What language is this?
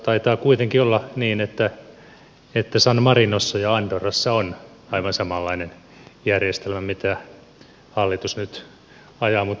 Finnish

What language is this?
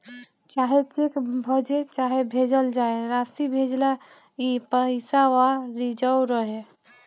Bhojpuri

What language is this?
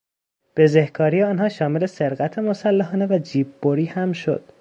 Persian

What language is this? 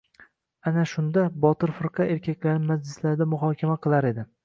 Uzbek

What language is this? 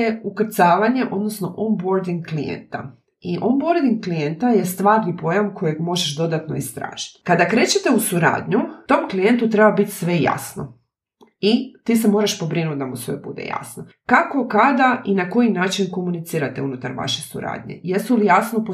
Croatian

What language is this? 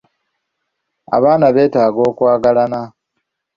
Ganda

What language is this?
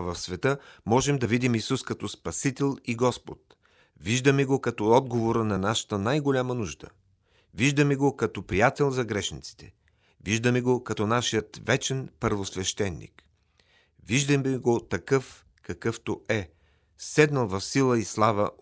Bulgarian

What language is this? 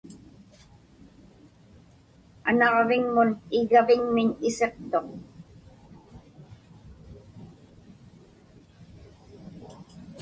Inupiaq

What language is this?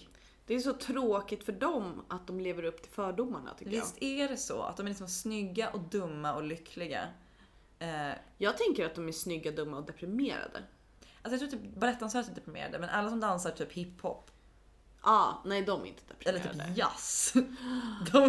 Swedish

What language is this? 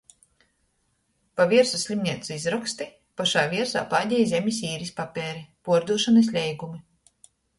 Latgalian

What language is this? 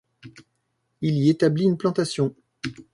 French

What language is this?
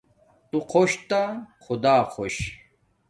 Domaaki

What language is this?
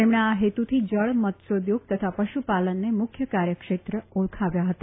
Gujarati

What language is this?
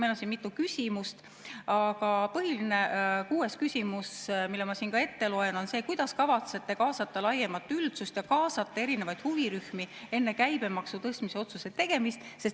Estonian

